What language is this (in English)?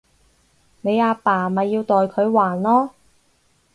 Cantonese